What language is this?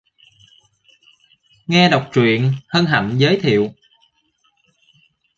Vietnamese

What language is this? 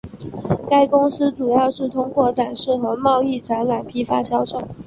Chinese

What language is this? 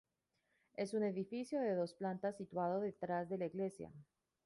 Spanish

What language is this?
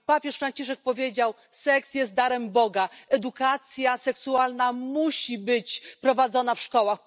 Polish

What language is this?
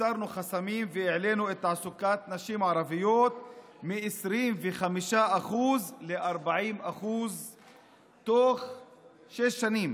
Hebrew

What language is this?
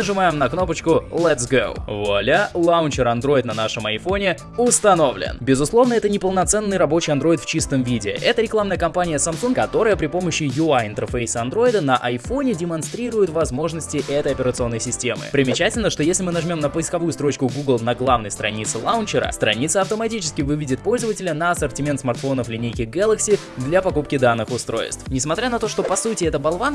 Russian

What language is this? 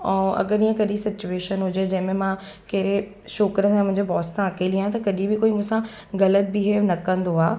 Sindhi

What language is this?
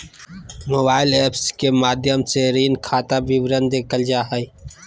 Magahi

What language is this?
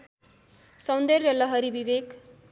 Nepali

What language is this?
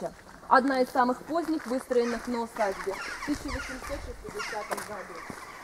Russian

